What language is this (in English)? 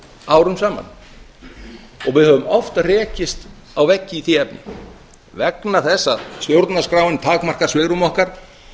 Icelandic